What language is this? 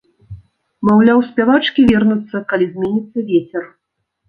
Belarusian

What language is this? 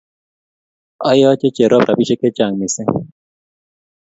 Kalenjin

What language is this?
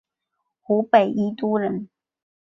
Chinese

